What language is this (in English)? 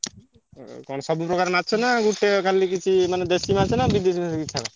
Odia